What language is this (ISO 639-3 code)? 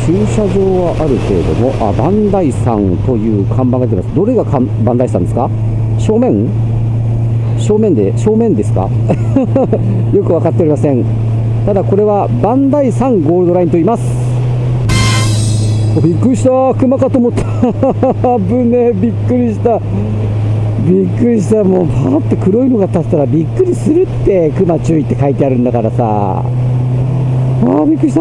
jpn